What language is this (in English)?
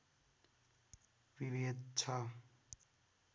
Nepali